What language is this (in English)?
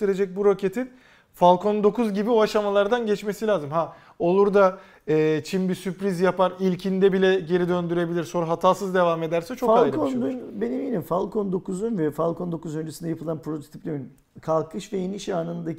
Turkish